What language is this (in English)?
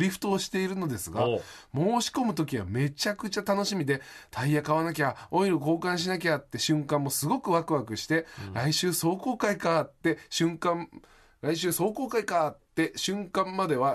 Japanese